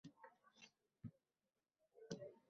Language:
Uzbek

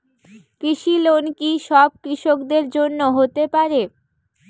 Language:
Bangla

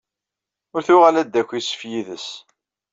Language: Kabyle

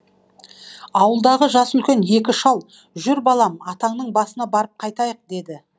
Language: Kazakh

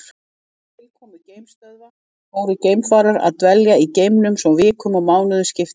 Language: Icelandic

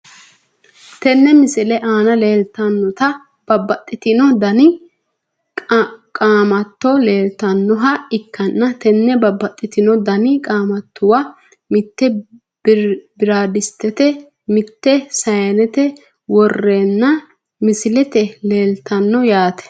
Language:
Sidamo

